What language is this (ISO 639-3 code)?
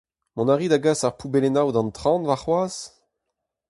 bre